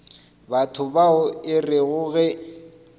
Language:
Northern Sotho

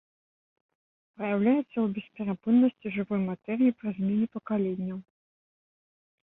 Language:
Belarusian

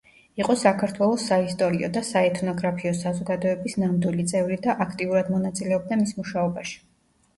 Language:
Georgian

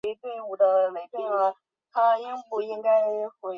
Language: Chinese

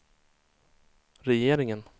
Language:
Swedish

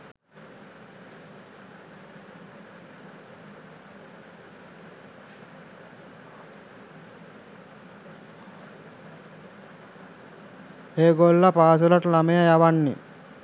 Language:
Sinhala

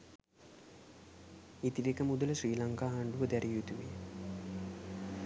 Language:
Sinhala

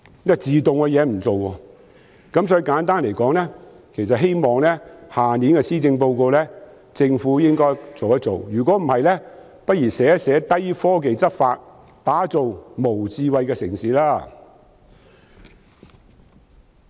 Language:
Cantonese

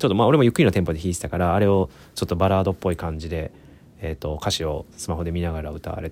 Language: Japanese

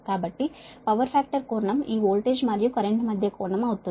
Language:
Telugu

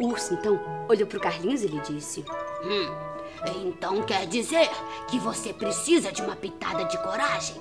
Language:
Portuguese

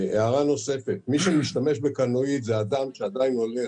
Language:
Hebrew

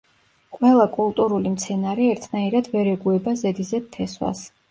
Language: Georgian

